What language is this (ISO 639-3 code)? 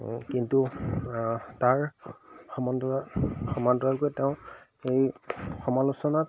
asm